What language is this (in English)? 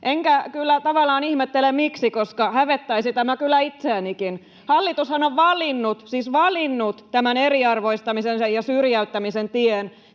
Finnish